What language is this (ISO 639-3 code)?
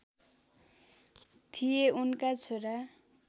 nep